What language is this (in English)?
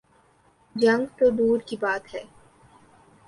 Urdu